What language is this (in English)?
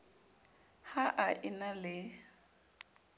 Southern Sotho